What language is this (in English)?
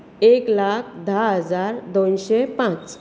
Konkani